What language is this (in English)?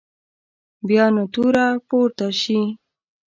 Pashto